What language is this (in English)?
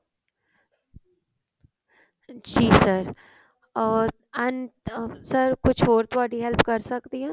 Punjabi